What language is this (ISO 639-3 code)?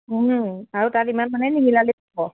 asm